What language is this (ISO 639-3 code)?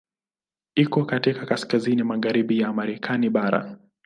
swa